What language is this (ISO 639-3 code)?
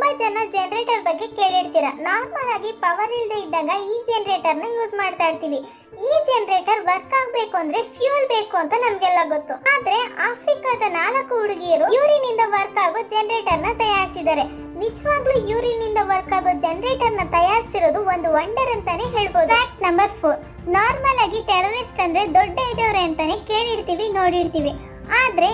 kan